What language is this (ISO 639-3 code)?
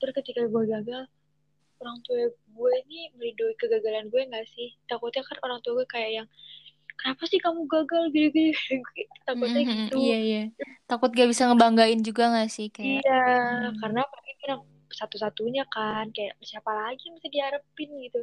ind